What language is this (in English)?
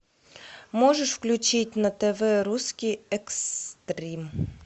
Russian